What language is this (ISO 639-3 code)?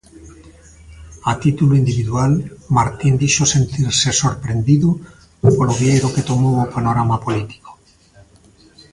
glg